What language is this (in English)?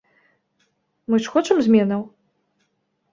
Belarusian